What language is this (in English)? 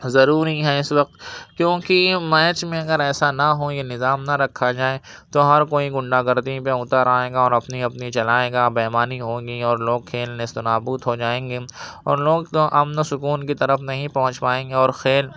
Urdu